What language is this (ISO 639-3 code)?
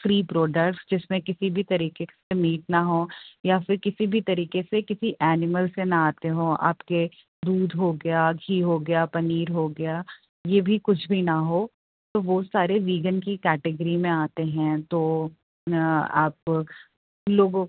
urd